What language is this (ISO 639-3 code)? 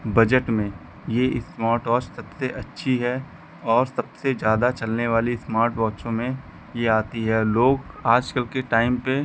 hin